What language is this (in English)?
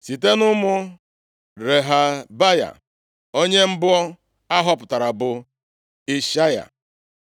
Igbo